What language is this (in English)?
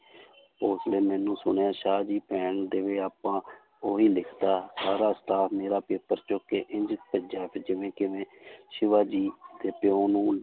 Punjabi